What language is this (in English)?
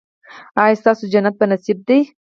Pashto